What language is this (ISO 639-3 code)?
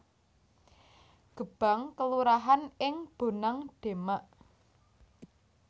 jav